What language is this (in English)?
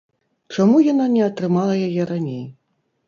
Belarusian